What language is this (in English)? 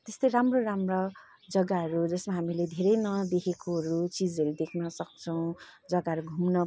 Nepali